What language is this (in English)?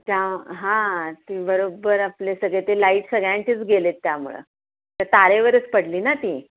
Marathi